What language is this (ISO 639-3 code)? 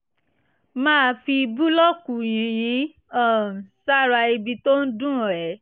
yor